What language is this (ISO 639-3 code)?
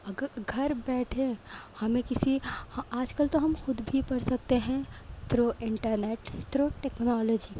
urd